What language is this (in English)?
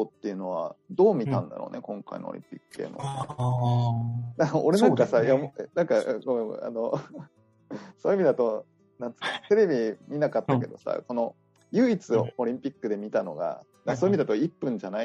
Japanese